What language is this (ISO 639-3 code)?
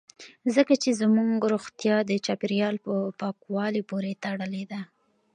pus